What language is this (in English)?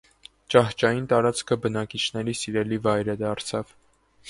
Armenian